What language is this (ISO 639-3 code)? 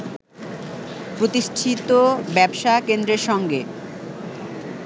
ben